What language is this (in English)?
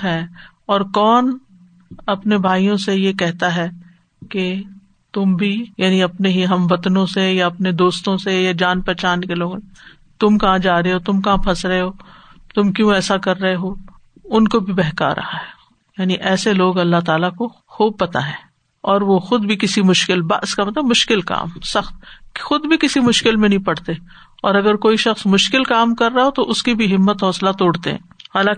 Urdu